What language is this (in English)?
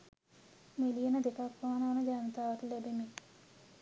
Sinhala